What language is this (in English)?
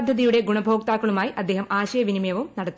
Malayalam